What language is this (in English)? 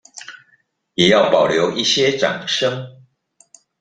Chinese